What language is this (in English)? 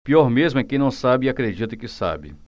Portuguese